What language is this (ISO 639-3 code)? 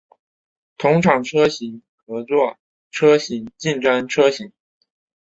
zho